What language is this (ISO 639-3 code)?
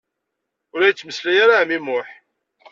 kab